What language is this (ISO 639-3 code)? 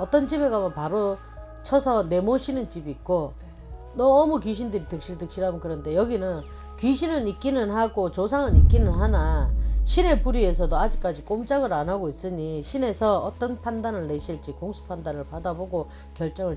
kor